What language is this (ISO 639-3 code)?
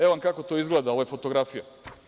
srp